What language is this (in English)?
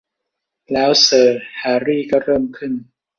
Thai